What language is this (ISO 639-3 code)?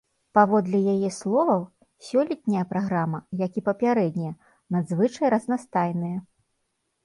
bel